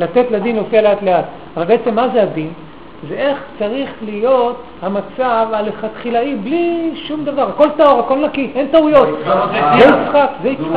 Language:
Hebrew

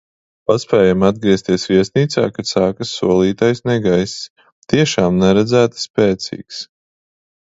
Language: Latvian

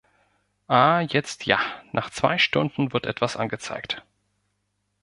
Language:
German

